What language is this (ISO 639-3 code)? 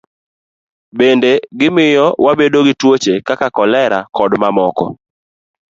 luo